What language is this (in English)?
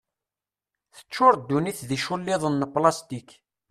Kabyle